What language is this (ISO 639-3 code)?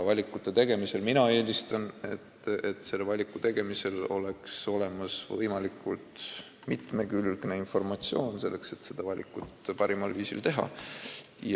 est